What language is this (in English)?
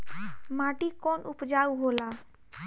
Bhojpuri